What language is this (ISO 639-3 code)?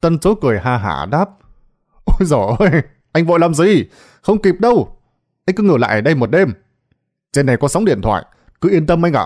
vie